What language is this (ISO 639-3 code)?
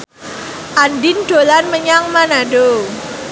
jav